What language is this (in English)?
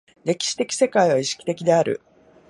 Japanese